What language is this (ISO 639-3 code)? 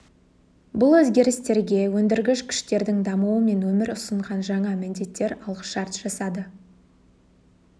kaz